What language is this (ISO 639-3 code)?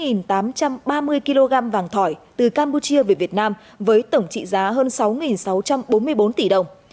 vie